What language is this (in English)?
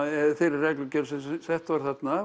Icelandic